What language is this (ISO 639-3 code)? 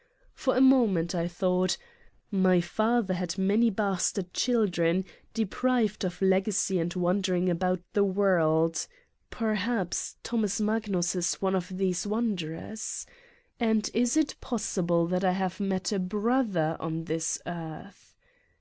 eng